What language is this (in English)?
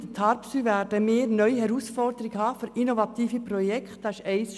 Swiss German